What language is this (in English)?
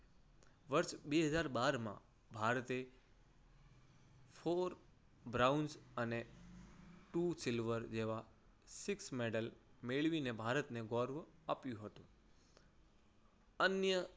Gujarati